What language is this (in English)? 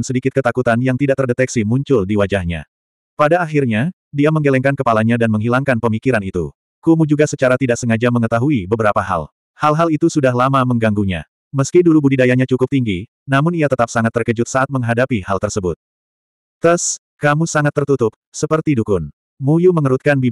Indonesian